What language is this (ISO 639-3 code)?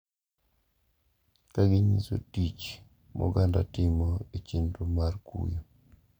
luo